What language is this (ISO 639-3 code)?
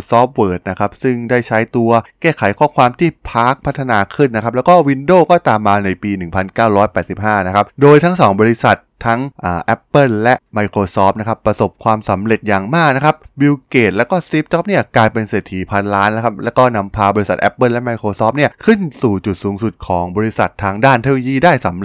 tha